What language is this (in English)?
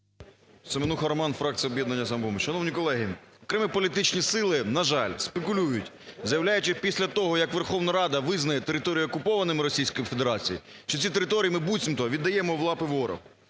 Ukrainian